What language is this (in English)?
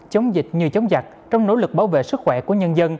Vietnamese